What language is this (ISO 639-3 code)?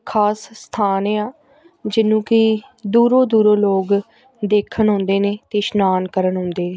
pan